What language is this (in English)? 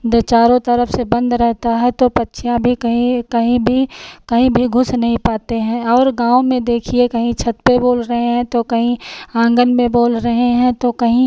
Hindi